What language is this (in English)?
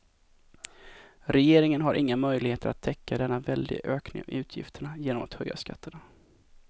Swedish